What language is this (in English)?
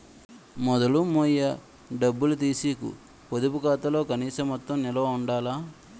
Telugu